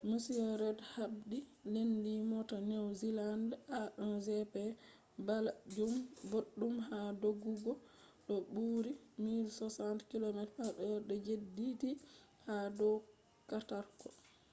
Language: Fula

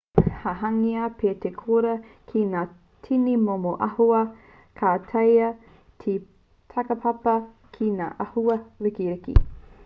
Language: Māori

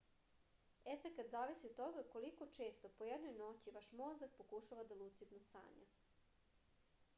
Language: Serbian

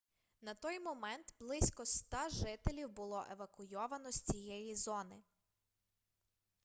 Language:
Ukrainian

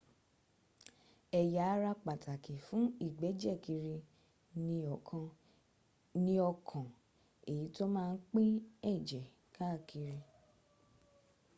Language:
Yoruba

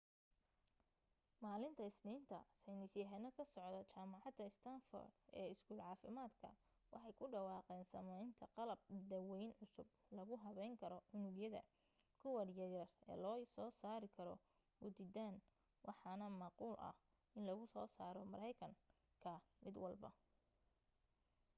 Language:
Somali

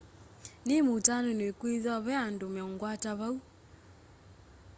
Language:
Kamba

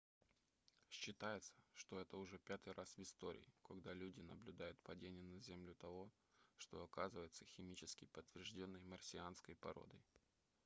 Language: Russian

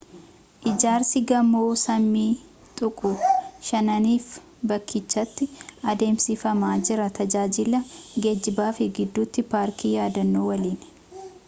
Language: Oromo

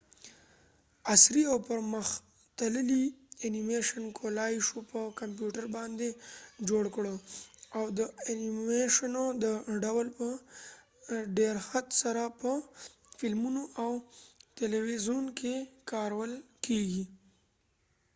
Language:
Pashto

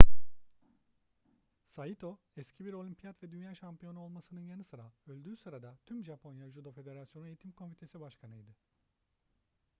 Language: Turkish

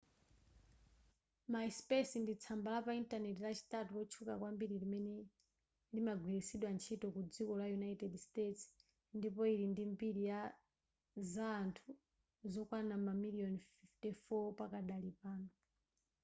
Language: Nyanja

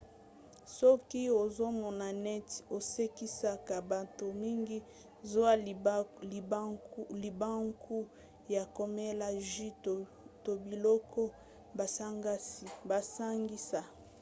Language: Lingala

